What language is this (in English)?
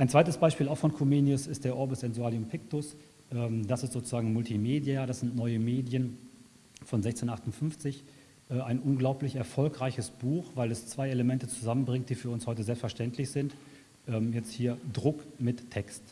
German